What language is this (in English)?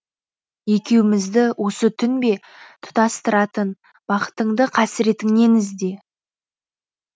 Kazakh